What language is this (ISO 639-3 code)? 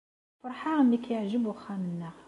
kab